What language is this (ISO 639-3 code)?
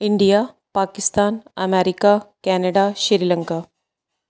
pan